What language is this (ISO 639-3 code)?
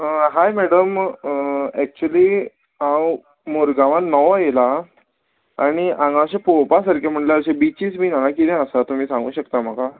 kok